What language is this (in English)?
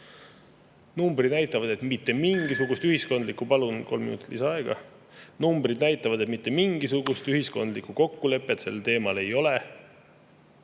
Estonian